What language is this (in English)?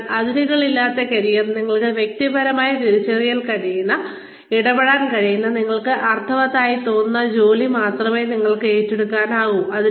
Malayalam